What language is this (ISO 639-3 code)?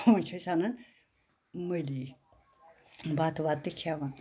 kas